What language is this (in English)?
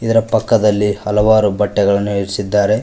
Kannada